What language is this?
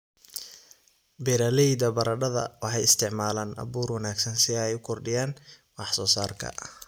Somali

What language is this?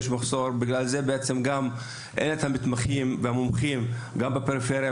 Hebrew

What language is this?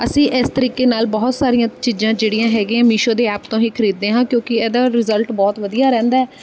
Punjabi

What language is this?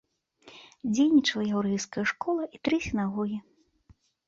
Belarusian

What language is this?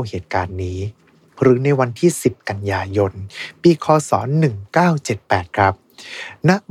Thai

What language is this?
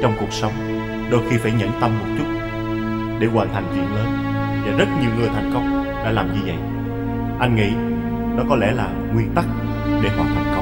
Vietnamese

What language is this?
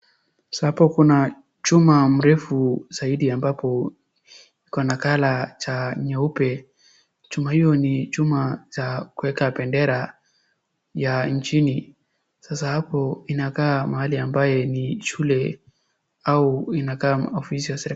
Swahili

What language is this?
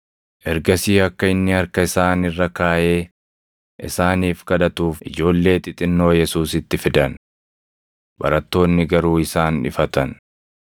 Oromo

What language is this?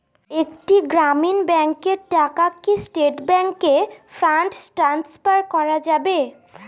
Bangla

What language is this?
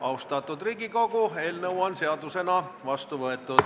Estonian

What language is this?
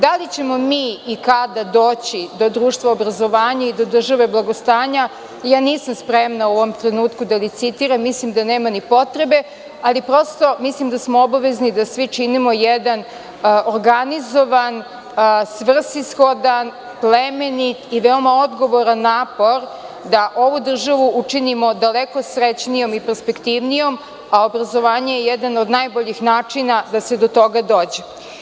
Serbian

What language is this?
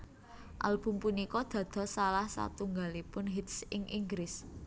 Javanese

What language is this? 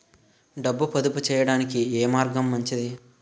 Telugu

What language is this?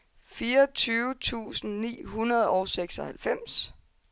Danish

